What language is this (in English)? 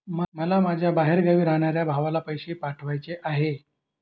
Marathi